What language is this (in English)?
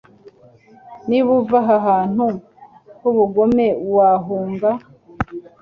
Kinyarwanda